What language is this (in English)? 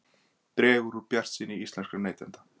Icelandic